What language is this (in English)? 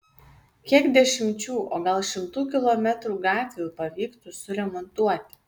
Lithuanian